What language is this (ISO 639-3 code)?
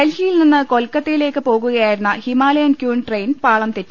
mal